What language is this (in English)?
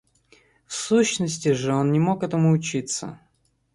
Russian